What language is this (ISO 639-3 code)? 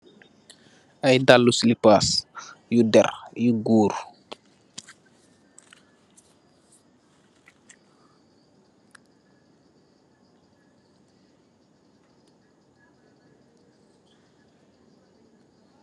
wol